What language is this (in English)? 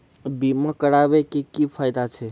Maithili